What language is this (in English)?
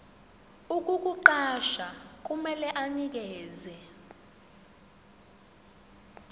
Zulu